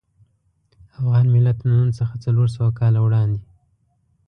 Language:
Pashto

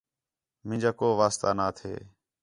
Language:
Khetrani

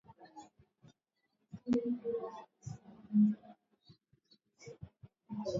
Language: Swahili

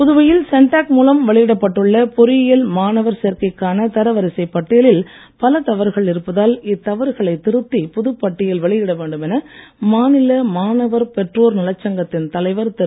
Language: Tamil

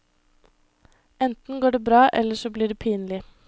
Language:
Norwegian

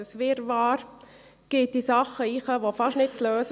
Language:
Swiss German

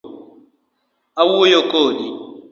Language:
Luo (Kenya and Tanzania)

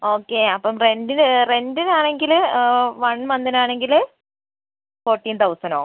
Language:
Malayalam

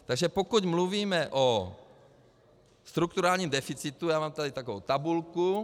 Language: Czech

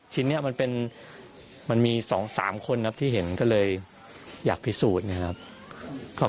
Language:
Thai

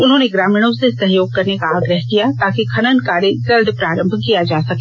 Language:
Hindi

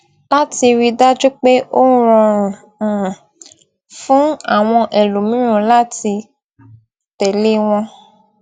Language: Yoruba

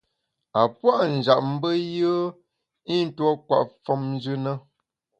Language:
Bamun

